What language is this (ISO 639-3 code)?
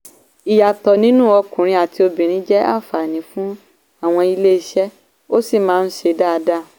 yor